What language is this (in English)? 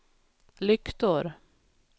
Swedish